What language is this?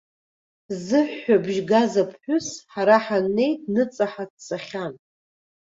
Abkhazian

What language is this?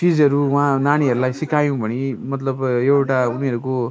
Nepali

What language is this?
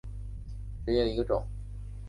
Chinese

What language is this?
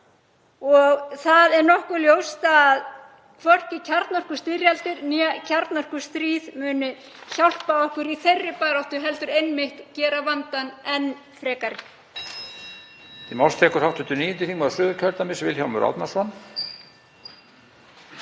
Icelandic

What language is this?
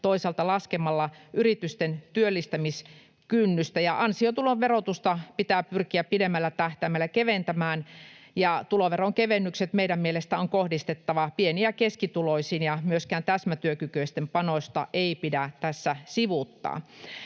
Finnish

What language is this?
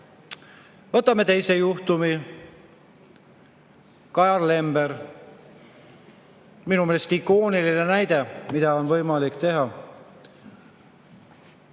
Estonian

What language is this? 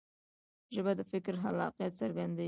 Pashto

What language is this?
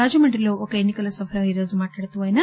Telugu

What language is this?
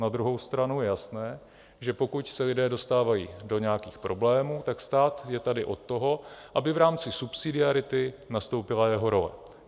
Czech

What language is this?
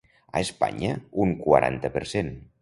Catalan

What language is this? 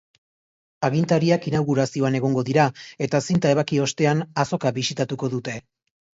Basque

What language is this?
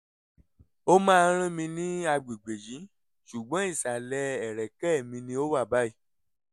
Yoruba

